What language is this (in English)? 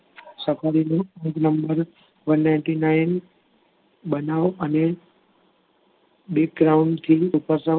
Gujarati